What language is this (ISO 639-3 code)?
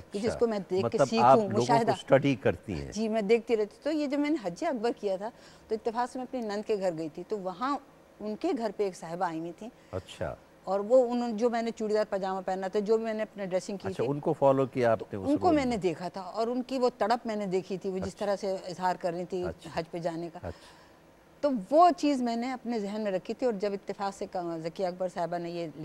hin